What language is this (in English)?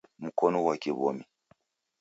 Taita